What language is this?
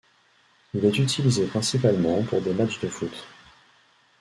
French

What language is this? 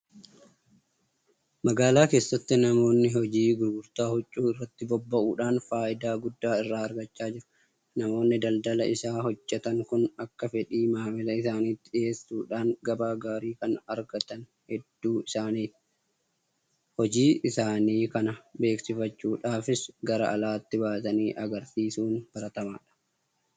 Oromo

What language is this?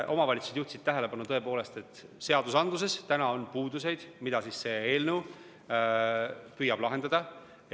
Estonian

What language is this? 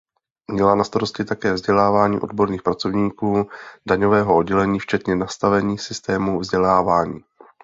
Czech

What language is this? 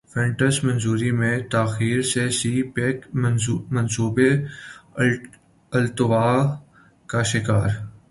Urdu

